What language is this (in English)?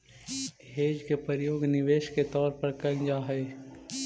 Magahi